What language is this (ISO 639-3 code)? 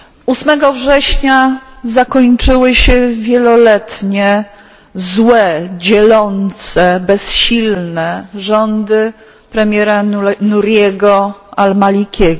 pol